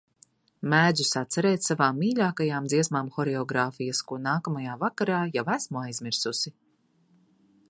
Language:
Latvian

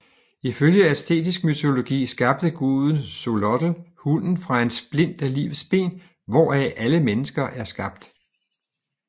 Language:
Danish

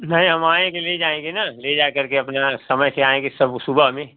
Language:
Hindi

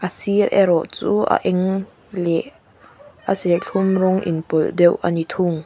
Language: Mizo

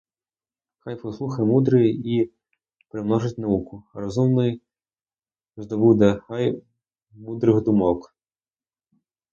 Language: Ukrainian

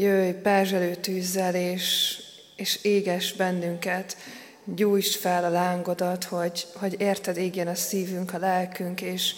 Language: Hungarian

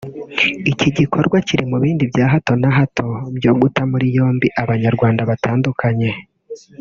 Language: Kinyarwanda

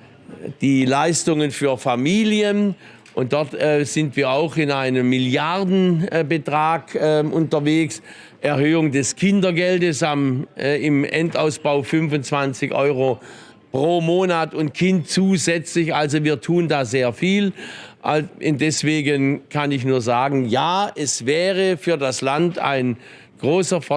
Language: German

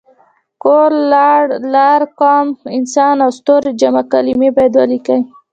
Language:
Pashto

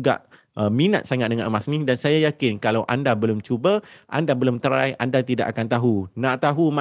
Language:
Malay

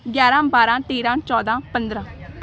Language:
Punjabi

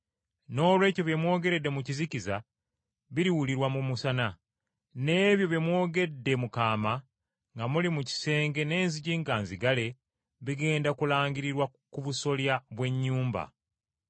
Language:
Ganda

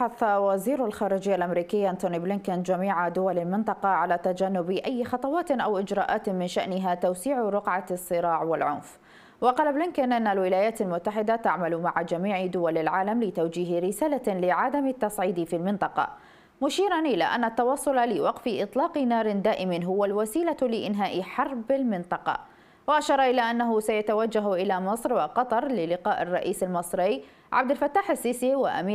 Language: Arabic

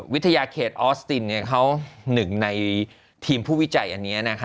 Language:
Thai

